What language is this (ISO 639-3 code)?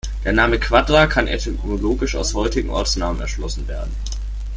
deu